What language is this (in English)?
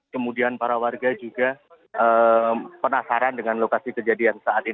Indonesian